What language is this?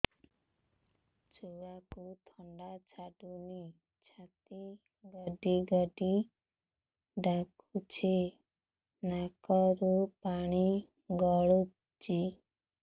Odia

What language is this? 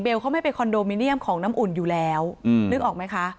Thai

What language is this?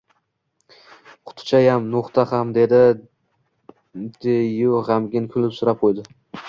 Uzbek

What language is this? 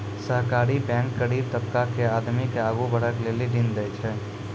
Maithili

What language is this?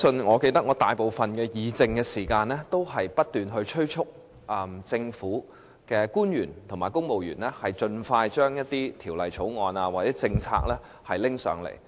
Cantonese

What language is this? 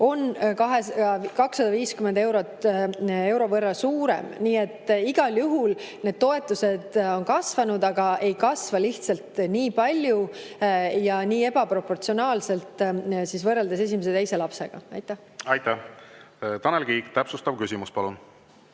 Estonian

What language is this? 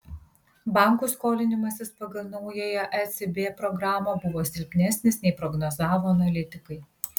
Lithuanian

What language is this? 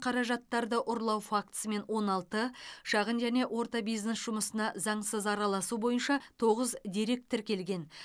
Kazakh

